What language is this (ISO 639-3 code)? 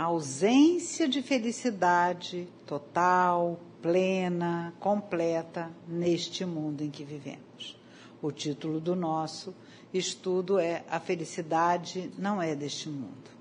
por